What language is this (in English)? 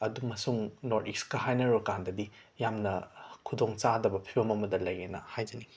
Manipuri